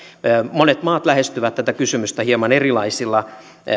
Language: Finnish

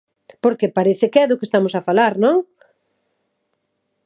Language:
Galician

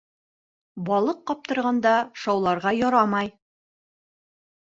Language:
Bashkir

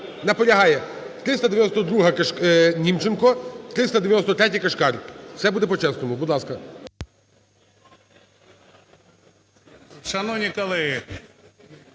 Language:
Ukrainian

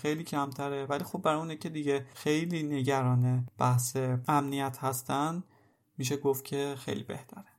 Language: Persian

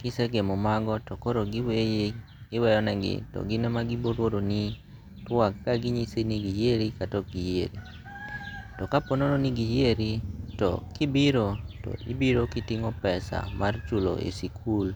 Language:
Luo (Kenya and Tanzania)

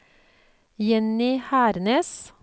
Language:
Norwegian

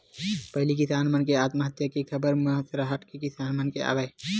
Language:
Chhattisgarhi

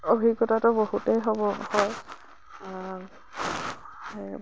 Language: Assamese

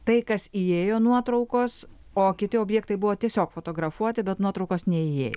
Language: Lithuanian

